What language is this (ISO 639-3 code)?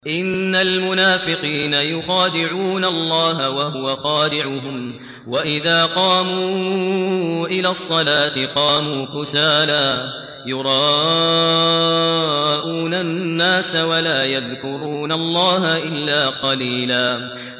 ara